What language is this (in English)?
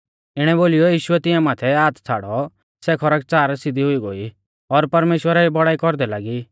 Mahasu Pahari